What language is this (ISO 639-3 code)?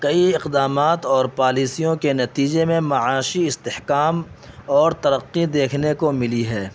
urd